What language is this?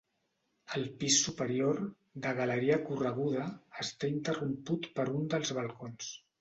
Catalan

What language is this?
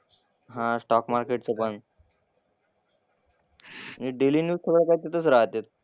Marathi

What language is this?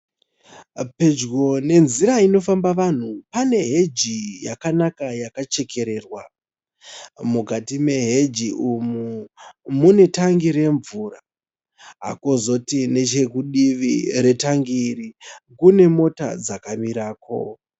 Shona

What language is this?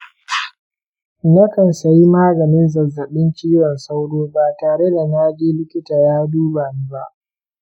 Hausa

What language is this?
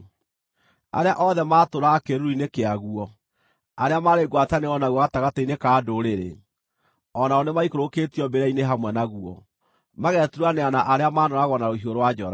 Kikuyu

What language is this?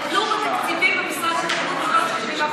Hebrew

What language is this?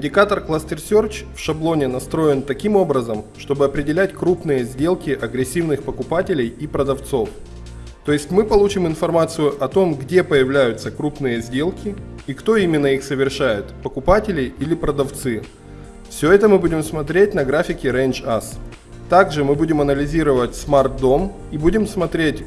Russian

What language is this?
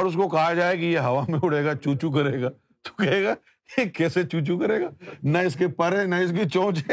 Urdu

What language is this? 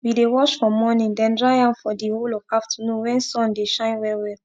Nigerian Pidgin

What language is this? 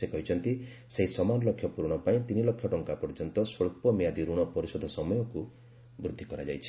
Odia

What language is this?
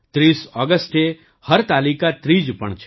Gujarati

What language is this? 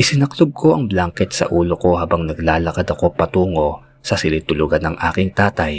Filipino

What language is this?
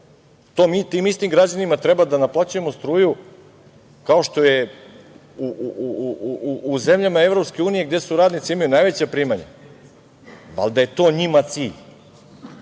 Serbian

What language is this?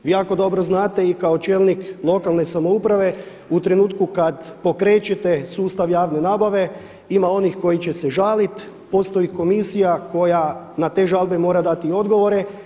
Croatian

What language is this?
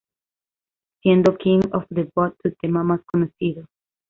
Spanish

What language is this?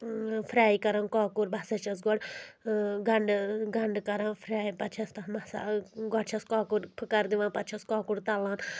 Kashmiri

